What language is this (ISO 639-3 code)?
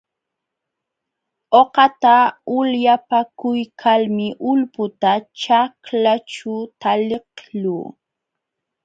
qxw